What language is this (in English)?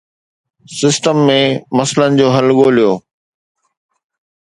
Sindhi